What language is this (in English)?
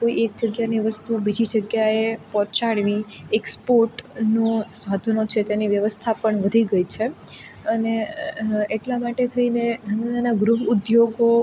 Gujarati